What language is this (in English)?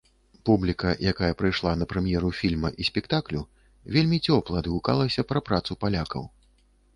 Belarusian